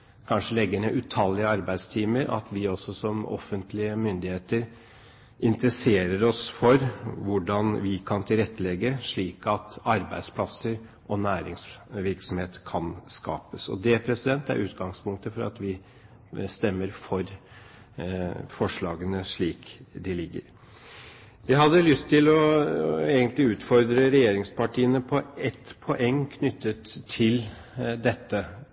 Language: Norwegian Bokmål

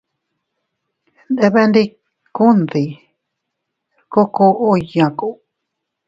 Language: Teutila Cuicatec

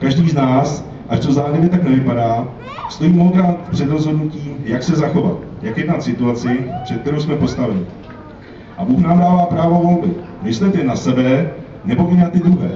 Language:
Czech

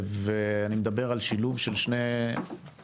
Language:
Hebrew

